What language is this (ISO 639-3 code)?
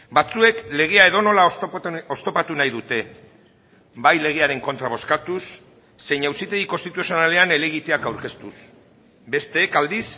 eus